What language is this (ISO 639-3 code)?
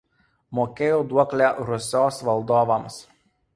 lit